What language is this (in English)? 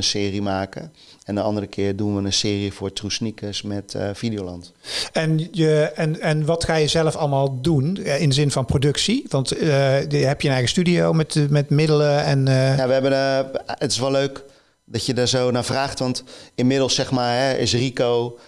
Dutch